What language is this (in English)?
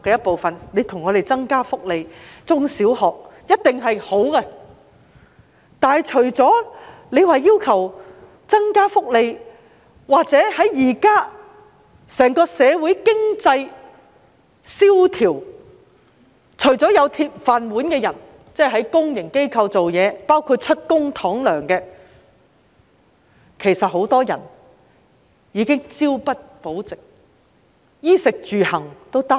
Cantonese